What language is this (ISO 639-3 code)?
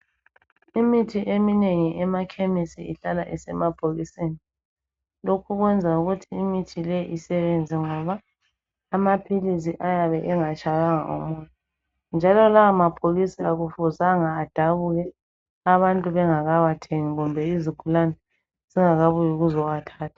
nde